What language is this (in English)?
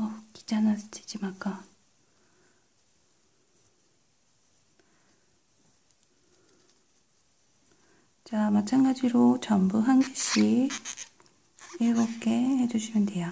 Korean